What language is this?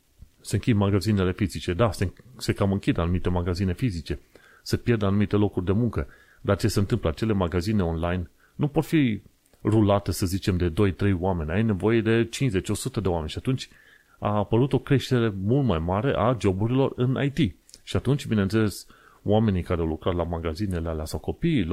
Romanian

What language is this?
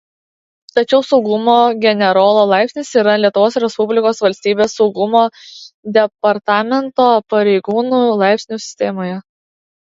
Lithuanian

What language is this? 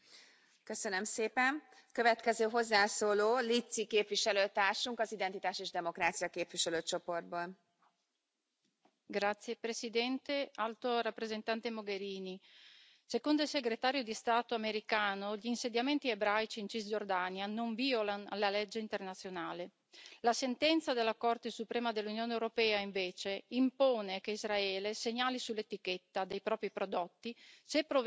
Italian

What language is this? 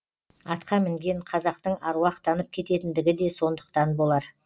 Kazakh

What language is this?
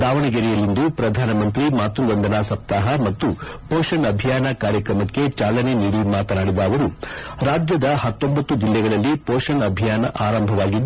Kannada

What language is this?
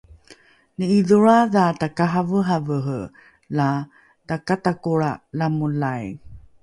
Rukai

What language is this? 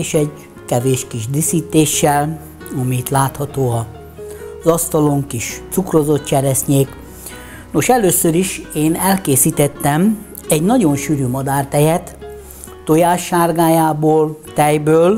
Hungarian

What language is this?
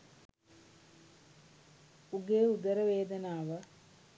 Sinhala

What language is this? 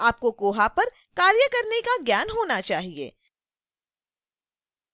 Hindi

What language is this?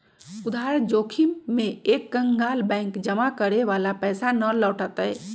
Magahi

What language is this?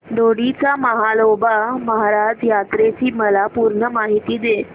Marathi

